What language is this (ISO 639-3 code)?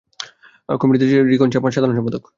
ben